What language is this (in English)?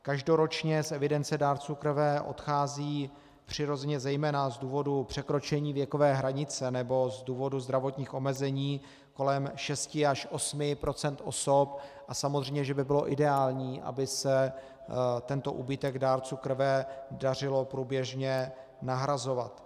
Czech